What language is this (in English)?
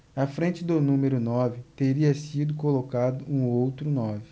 Portuguese